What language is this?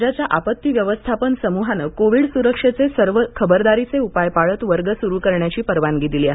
Marathi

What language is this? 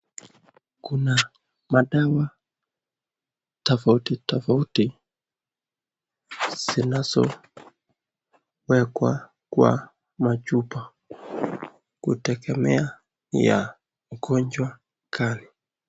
Swahili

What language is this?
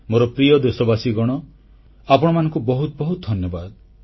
Odia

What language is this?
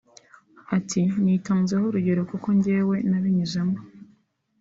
Kinyarwanda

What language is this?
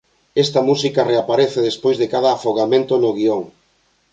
Galician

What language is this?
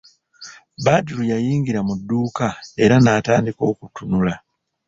Ganda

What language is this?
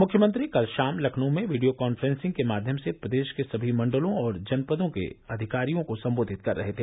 Hindi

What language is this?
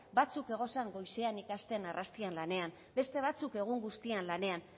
Basque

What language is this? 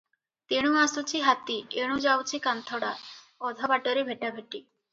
Odia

